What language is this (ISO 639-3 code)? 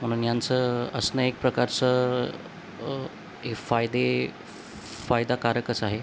mar